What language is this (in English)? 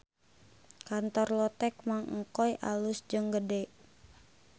Sundanese